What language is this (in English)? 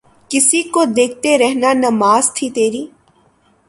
Urdu